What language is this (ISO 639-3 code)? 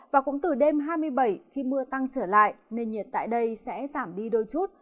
vie